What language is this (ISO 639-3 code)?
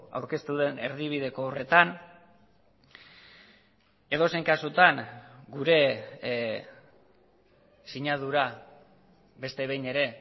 eus